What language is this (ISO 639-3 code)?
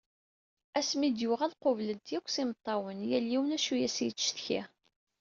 kab